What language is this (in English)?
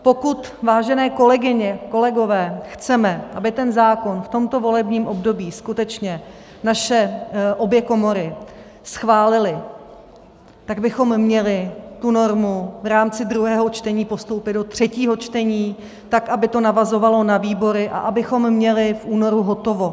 Czech